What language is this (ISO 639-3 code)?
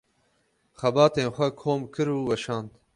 kur